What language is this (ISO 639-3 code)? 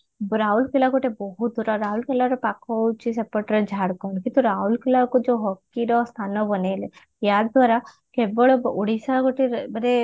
ori